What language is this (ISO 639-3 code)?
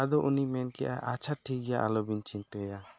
sat